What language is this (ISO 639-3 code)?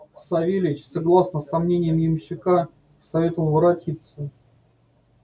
rus